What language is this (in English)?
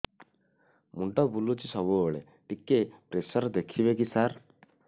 Odia